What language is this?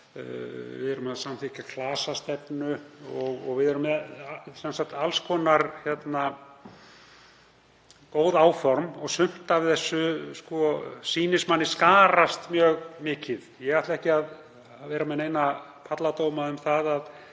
Icelandic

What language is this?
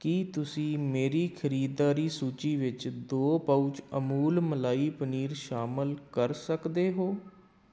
Punjabi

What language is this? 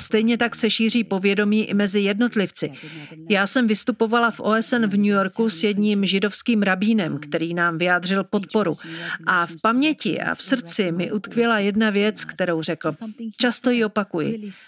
Czech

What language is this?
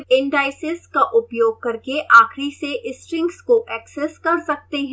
Hindi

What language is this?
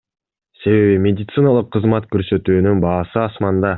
Kyrgyz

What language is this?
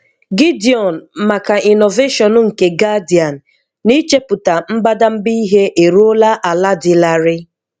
Igbo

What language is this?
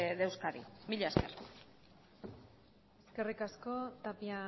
Basque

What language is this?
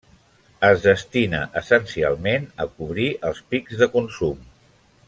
Catalan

